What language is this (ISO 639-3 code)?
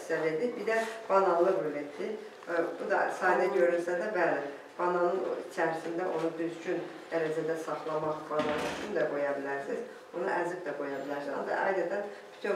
tur